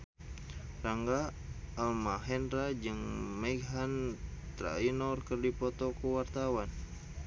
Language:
Sundanese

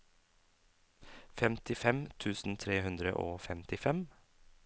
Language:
Norwegian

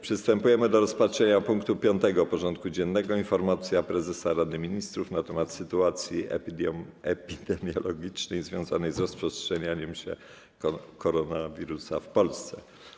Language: Polish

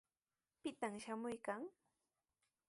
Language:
Sihuas Ancash Quechua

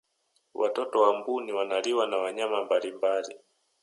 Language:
Swahili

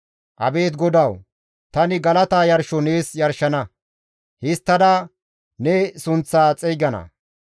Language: Gamo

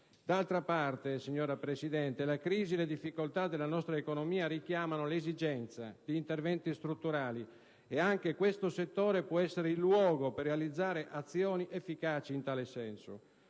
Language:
Italian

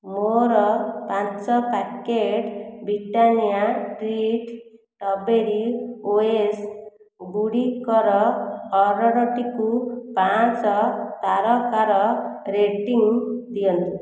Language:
Odia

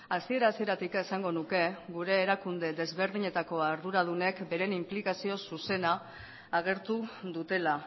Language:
Basque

